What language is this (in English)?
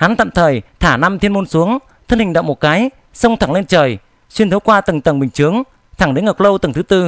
Vietnamese